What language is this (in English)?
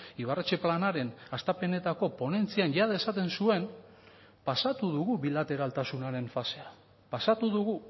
Basque